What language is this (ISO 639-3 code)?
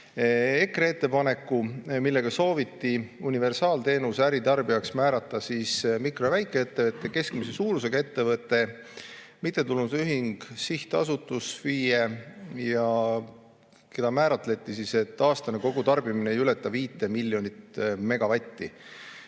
est